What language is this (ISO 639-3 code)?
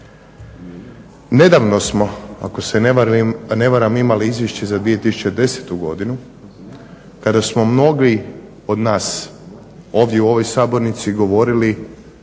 hrv